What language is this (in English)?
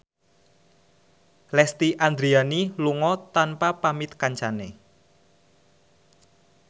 Javanese